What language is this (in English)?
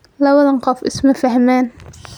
Somali